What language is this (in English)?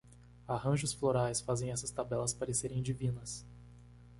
Portuguese